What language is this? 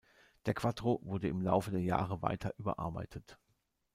German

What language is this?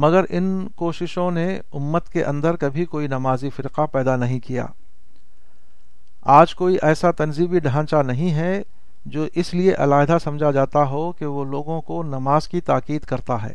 Urdu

